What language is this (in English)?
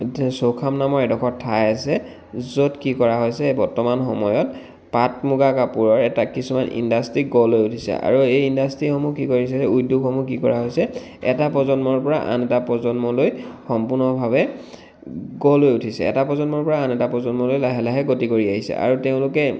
Assamese